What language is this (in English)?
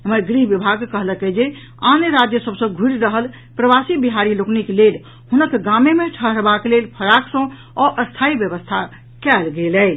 Maithili